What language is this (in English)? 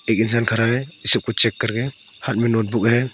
Hindi